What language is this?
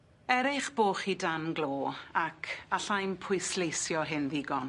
Welsh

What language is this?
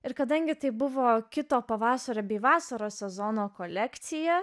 Lithuanian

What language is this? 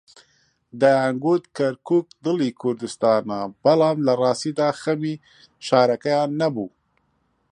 Central Kurdish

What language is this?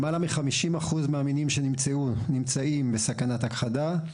Hebrew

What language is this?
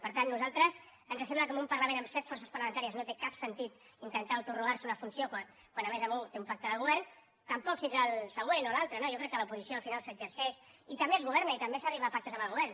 Catalan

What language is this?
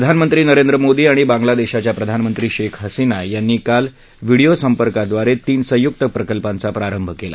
Marathi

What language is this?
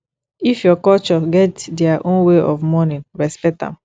Nigerian Pidgin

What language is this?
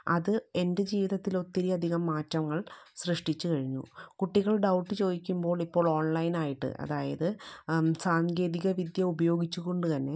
Malayalam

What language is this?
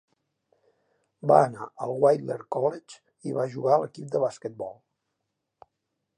Catalan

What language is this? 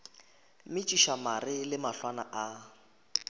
Northern Sotho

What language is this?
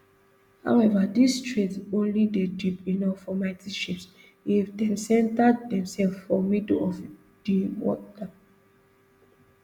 Nigerian Pidgin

